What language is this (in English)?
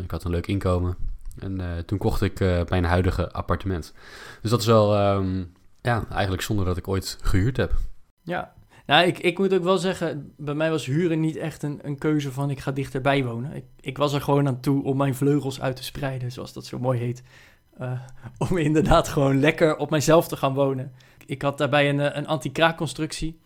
Dutch